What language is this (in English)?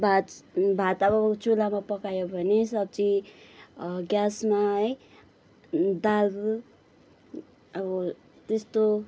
Nepali